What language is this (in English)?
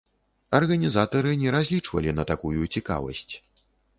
Belarusian